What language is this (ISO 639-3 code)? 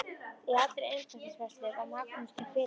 isl